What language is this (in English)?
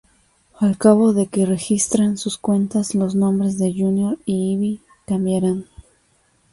Spanish